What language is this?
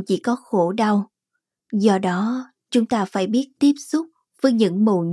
Vietnamese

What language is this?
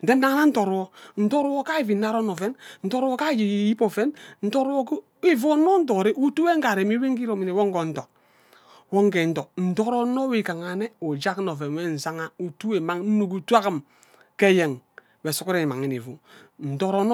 Ubaghara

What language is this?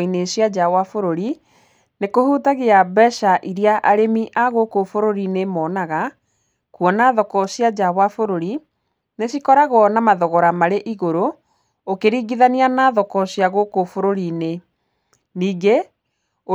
Kikuyu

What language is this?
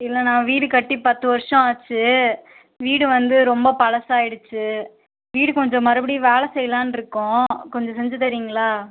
Tamil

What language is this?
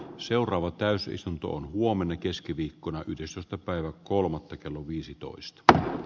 Finnish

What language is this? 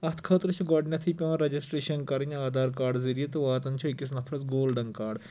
Kashmiri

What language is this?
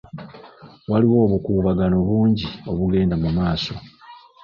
Ganda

